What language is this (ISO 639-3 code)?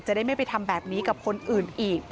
tha